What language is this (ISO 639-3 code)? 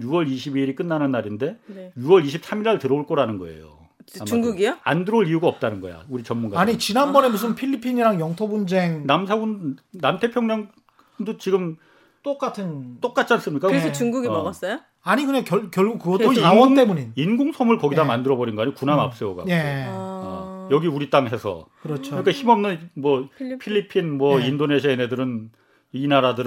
kor